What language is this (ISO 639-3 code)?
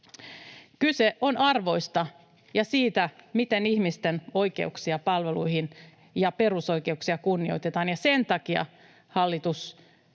fin